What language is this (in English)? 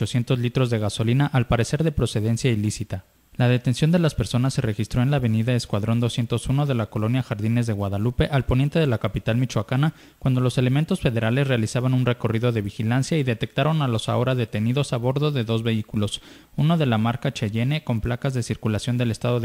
Spanish